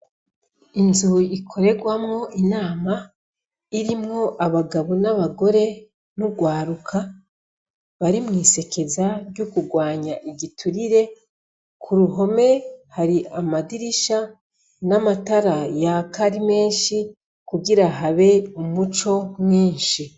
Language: Rundi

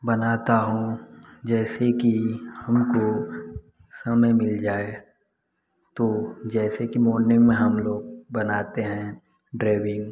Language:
Hindi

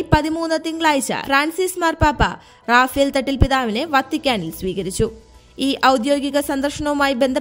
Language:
Malayalam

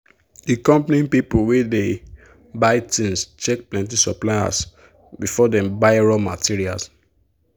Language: Nigerian Pidgin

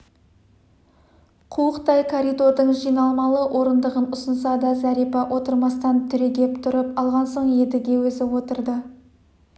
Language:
Kazakh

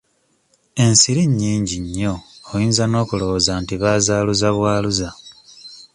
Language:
Ganda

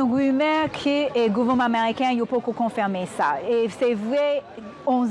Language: French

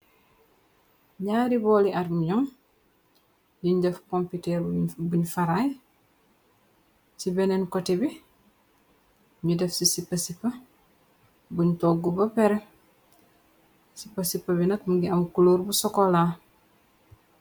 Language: Wolof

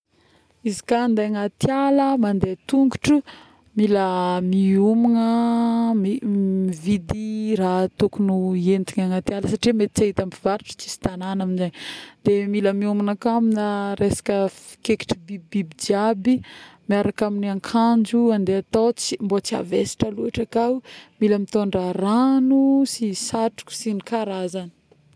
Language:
Northern Betsimisaraka Malagasy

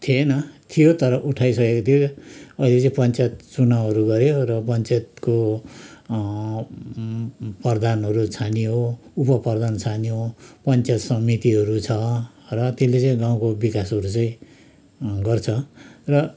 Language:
Nepali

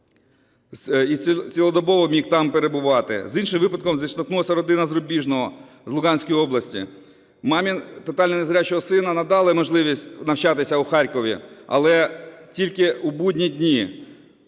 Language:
Ukrainian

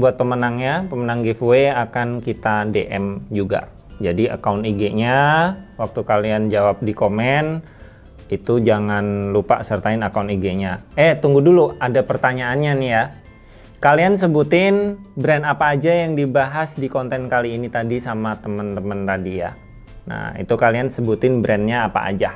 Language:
Indonesian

